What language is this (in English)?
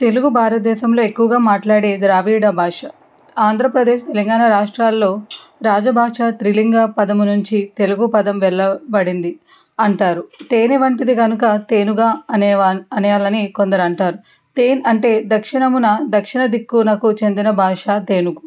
Telugu